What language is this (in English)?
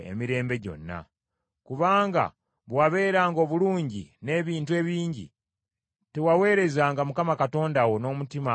Ganda